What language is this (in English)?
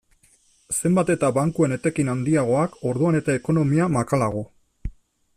Basque